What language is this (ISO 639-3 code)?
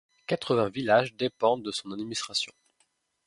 fra